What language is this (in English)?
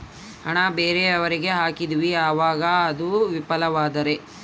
Kannada